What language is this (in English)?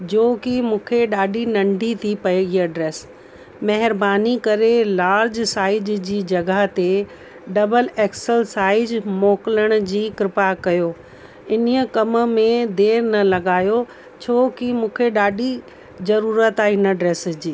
Sindhi